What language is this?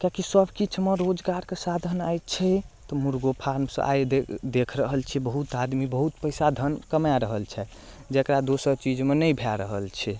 Maithili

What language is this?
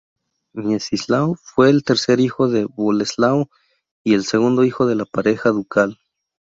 Spanish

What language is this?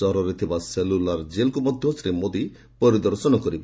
Odia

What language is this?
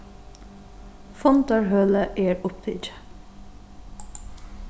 Faroese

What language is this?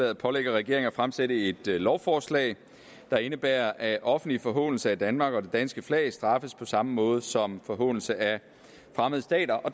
Danish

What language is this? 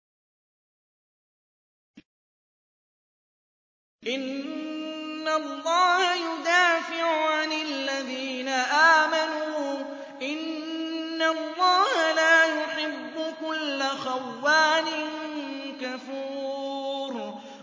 Arabic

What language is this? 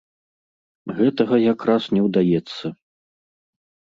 Belarusian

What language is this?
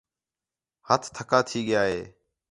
Khetrani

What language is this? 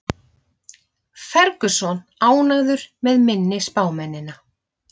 Icelandic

